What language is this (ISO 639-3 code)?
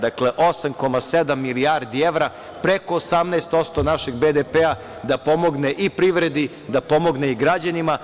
srp